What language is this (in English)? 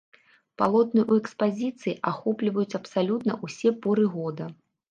Belarusian